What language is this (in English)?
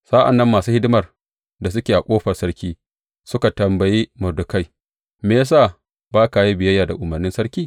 Hausa